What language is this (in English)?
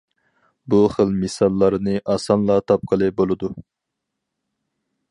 Uyghur